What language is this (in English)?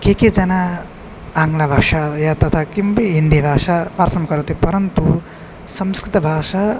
Sanskrit